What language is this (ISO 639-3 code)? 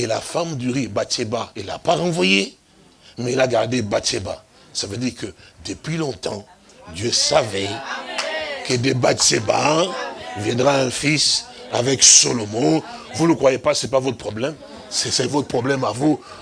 fra